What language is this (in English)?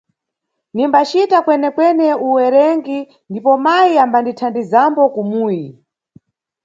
Nyungwe